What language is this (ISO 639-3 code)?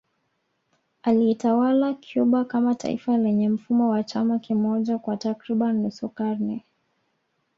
swa